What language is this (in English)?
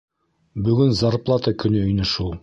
Bashkir